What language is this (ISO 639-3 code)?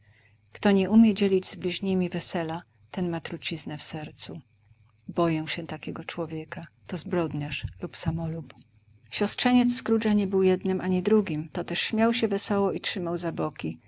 pol